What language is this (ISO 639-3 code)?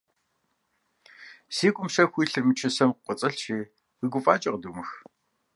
kbd